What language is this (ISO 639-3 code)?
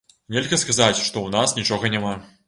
bel